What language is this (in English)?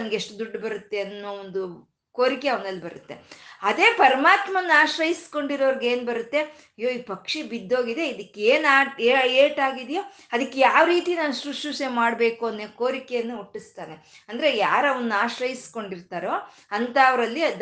Kannada